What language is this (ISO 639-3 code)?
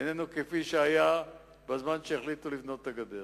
heb